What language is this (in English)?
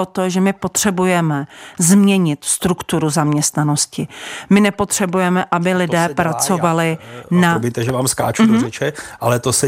Czech